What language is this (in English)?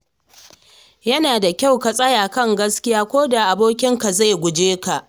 Hausa